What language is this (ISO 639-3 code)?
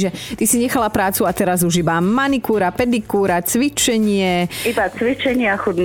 slk